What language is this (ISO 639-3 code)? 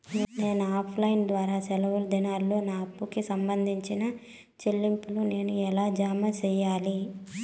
tel